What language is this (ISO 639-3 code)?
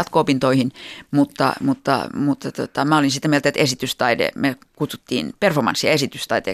fin